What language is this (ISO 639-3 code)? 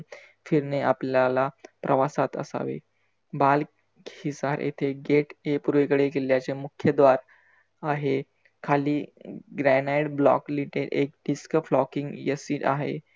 mar